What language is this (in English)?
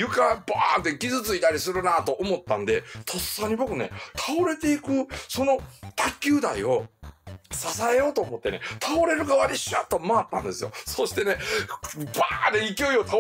Japanese